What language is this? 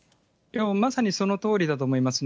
Japanese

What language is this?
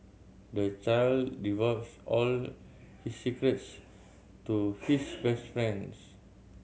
English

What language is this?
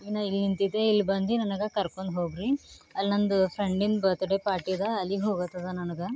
Kannada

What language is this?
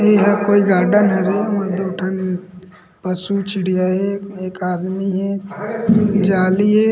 Chhattisgarhi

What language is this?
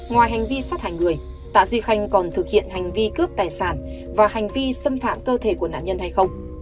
Vietnamese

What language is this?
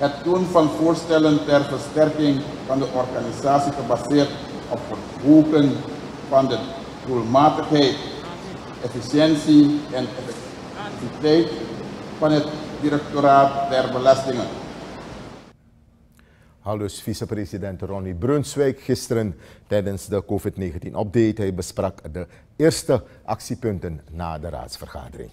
Dutch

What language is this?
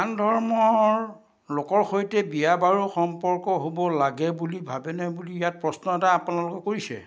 Assamese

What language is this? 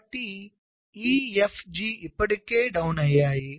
Telugu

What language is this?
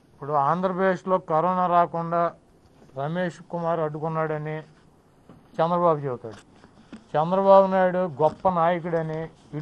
Telugu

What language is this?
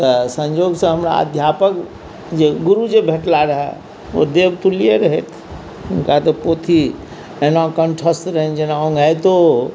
Maithili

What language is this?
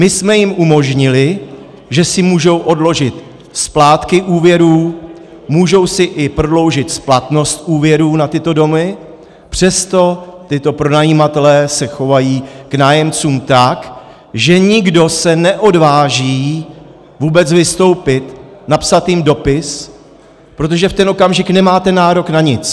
Czech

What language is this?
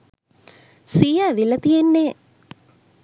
Sinhala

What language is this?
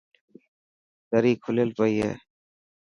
Dhatki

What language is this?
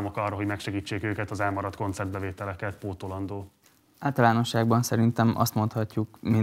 Hungarian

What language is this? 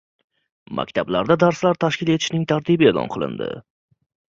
Uzbek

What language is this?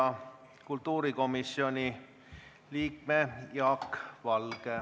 Estonian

